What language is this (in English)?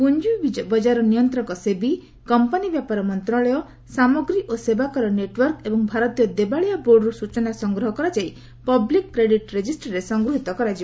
Odia